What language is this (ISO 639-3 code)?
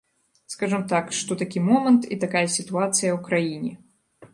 bel